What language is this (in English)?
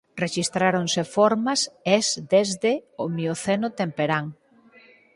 Galician